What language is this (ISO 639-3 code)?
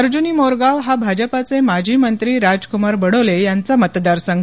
mar